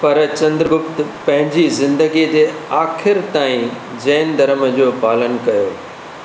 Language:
Sindhi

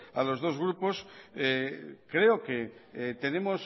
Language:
Spanish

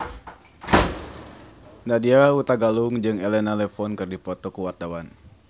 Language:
Sundanese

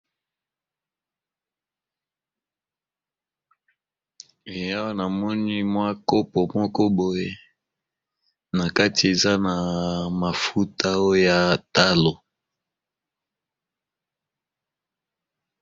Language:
Lingala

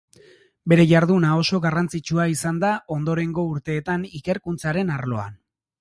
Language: Basque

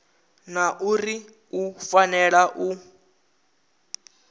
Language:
Venda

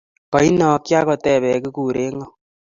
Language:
Kalenjin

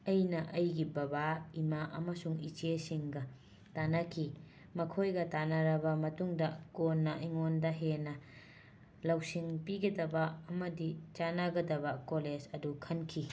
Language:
Manipuri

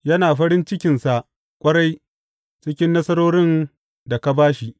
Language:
Hausa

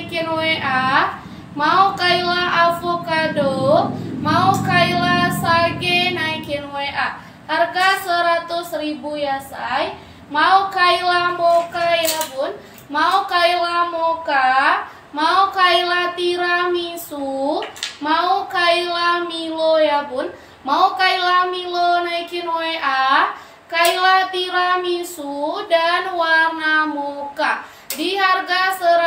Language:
Indonesian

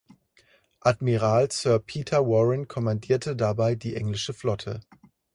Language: German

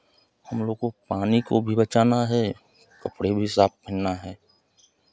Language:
Hindi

